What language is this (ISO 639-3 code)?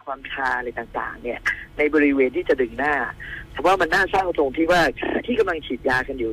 tha